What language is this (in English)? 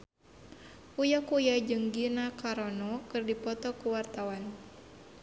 Sundanese